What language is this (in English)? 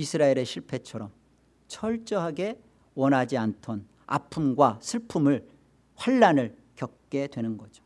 Korean